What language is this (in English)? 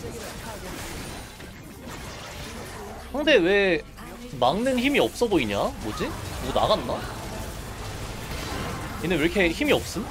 Korean